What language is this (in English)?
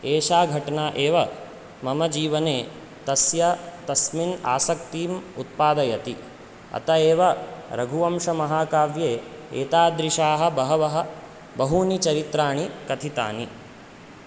Sanskrit